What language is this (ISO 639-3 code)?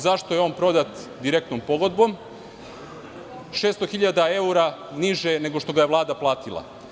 srp